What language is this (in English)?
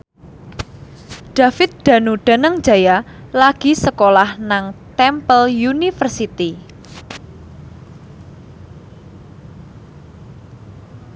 Javanese